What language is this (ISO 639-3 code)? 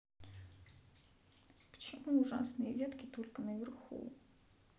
rus